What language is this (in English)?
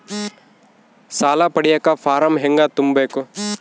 Kannada